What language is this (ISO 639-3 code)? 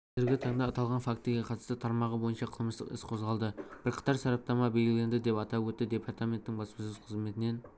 kaz